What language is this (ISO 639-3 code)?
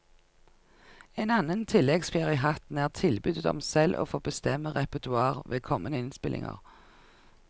nor